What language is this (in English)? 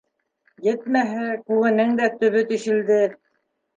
Bashkir